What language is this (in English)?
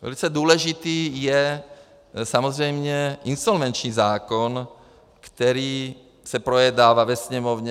Czech